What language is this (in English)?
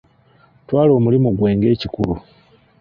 Ganda